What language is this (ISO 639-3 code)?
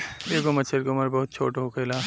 bho